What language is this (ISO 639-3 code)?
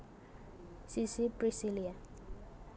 jav